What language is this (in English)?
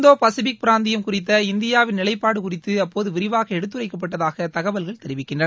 Tamil